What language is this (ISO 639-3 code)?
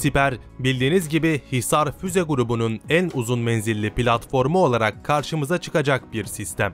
tur